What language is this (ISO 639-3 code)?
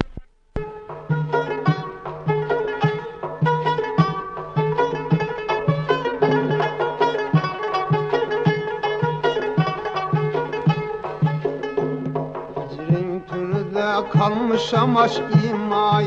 uzb